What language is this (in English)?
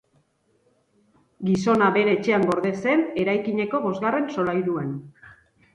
Basque